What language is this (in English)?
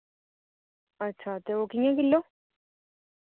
Dogri